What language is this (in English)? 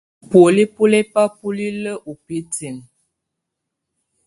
Tunen